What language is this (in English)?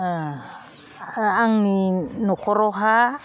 Bodo